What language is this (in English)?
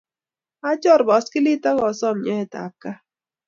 Kalenjin